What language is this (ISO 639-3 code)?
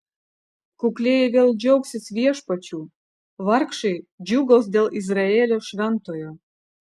lit